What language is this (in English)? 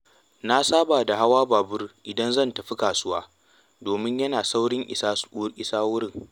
Hausa